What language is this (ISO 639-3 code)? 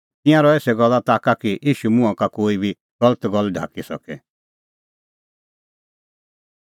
kfx